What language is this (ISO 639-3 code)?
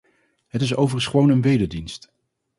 nld